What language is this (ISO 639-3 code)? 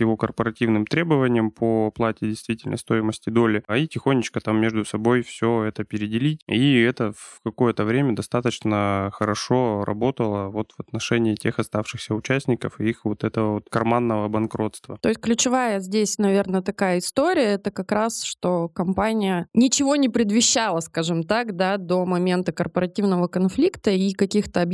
rus